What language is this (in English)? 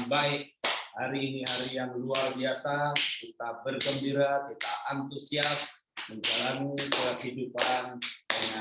Indonesian